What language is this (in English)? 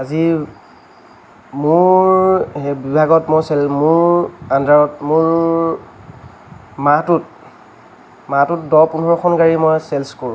Assamese